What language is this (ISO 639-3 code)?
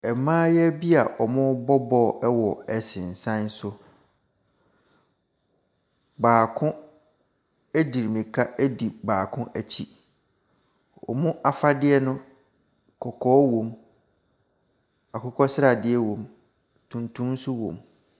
aka